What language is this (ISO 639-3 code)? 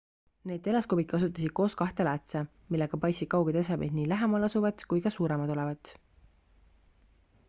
est